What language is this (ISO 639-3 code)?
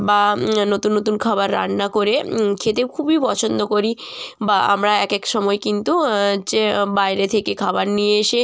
ben